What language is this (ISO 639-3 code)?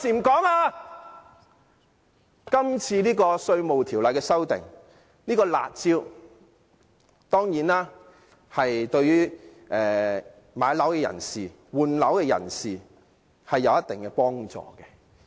yue